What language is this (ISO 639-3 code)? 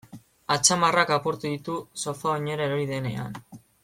eus